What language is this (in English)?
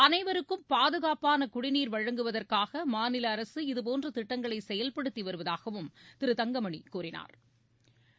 Tamil